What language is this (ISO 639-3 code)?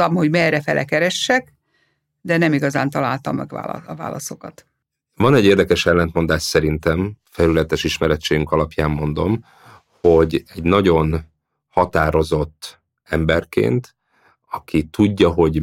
hun